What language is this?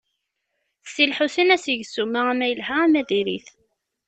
Kabyle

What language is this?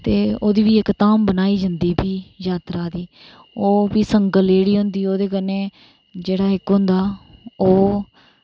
Dogri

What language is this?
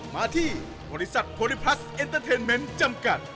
Thai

